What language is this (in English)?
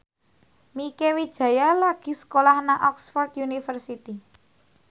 Javanese